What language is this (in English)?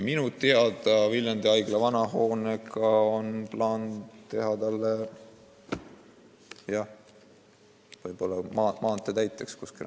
Estonian